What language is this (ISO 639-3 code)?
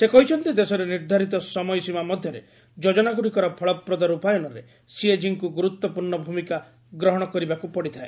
ori